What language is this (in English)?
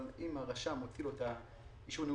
Hebrew